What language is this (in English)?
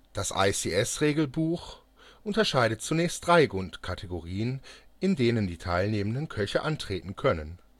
German